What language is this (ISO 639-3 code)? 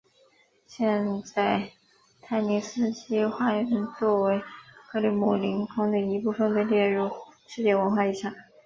zho